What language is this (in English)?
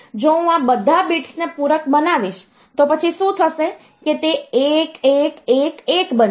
Gujarati